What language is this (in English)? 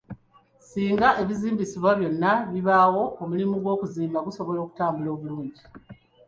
Ganda